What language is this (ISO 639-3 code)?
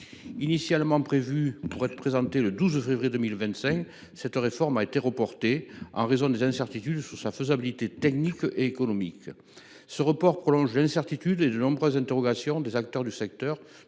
fra